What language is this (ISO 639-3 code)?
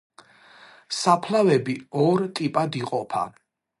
kat